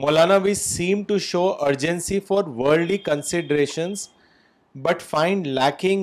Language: Urdu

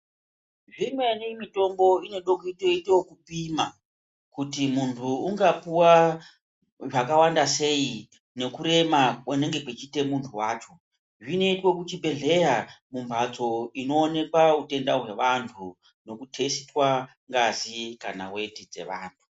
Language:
Ndau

